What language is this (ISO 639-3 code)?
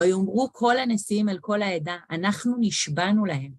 heb